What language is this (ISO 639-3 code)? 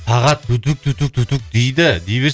kaz